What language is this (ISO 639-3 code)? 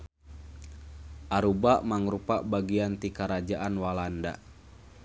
sun